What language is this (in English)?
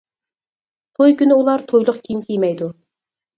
Uyghur